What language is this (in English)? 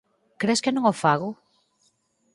Galician